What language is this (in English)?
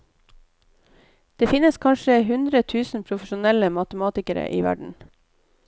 Norwegian